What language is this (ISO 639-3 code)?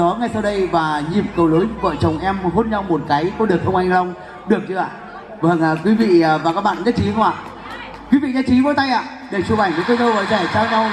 vie